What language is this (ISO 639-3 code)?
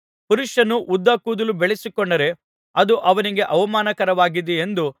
kan